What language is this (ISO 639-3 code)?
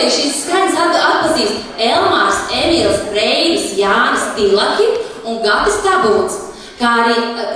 lav